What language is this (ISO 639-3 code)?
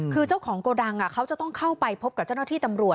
tha